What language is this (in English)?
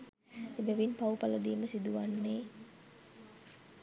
Sinhala